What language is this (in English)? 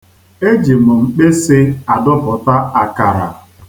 Igbo